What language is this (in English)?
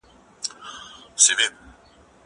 Pashto